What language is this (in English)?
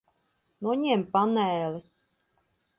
Latvian